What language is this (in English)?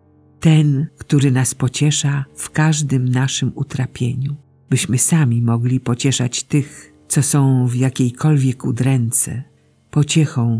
Polish